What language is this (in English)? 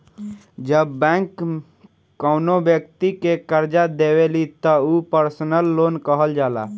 Bhojpuri